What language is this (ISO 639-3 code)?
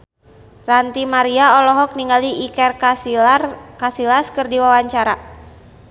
sun